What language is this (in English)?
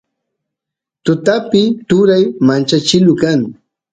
Santiago del Estero Quichua